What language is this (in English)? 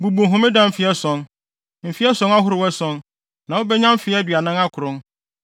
Akan